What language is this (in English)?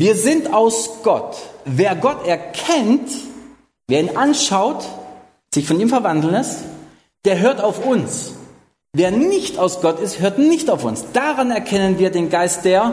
German